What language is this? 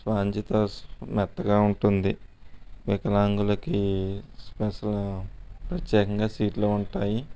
Telugu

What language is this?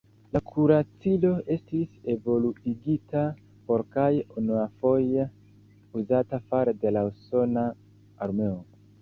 Esperanto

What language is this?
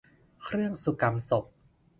Thai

